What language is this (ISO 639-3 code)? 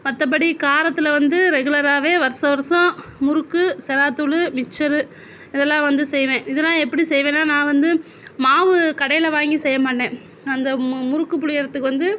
tam